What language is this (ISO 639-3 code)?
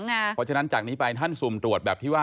tha